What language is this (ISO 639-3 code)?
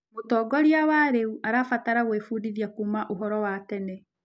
kik